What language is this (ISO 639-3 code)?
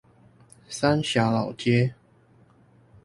zho